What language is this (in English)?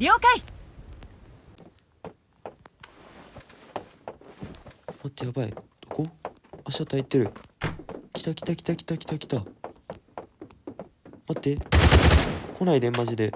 Japanese